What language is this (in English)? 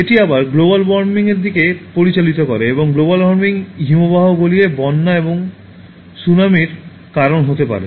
Bangla